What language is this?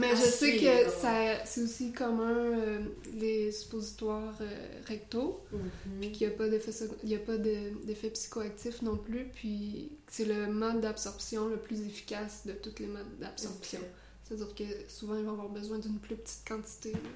French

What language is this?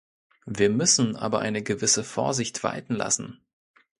German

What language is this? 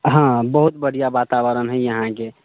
Maithili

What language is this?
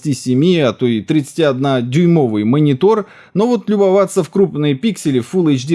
Russian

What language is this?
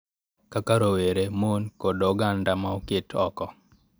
Luo (Kenya and Tanzania)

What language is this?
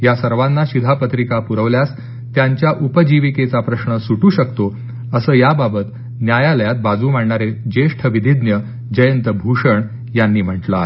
Marathi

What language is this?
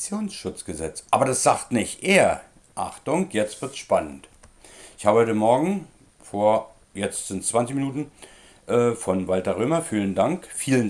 German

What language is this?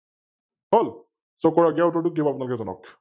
Assamese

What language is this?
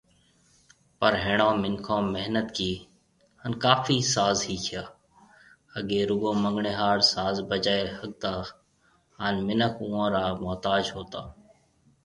Marwari (Pakistan)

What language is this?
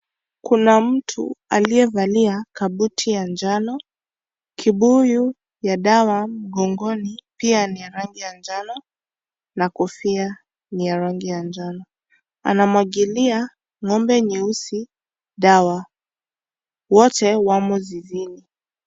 Swahili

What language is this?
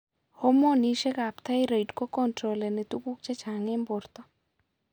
Kalenjin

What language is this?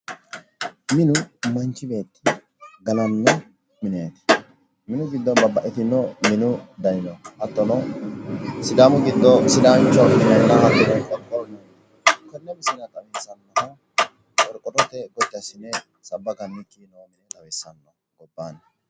Sidamo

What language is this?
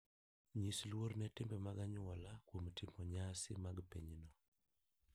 Luo (Kenya and Tanzania)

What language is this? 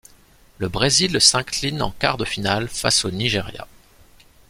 French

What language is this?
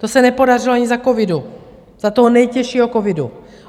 Czech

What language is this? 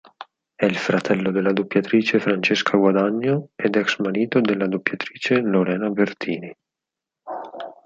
Italian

